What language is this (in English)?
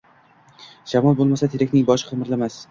Uzbek